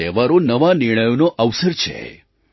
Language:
Gujarati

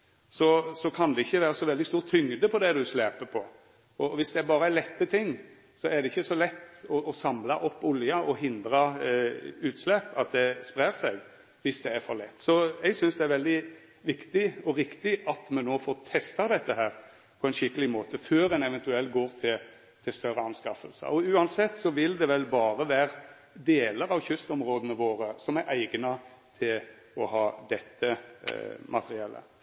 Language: Norwegian Nynorsk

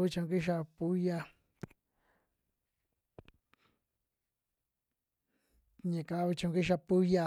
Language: Western Juxtlahuaca Mixtec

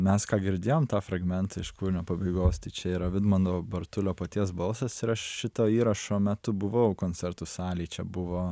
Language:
Lithuanian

